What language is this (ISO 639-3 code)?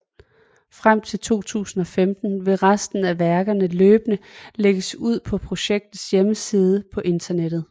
dan